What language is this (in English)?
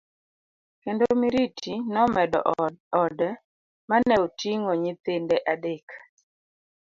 Luo (Kenya and Tanzania)